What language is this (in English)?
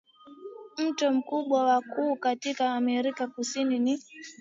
Swahili